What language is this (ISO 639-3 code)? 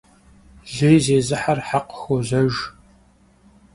kbd